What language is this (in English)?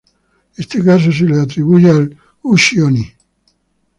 Spanish